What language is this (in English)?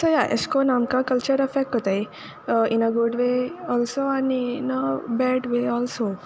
Konkani